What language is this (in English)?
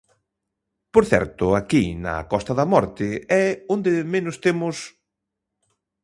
Galician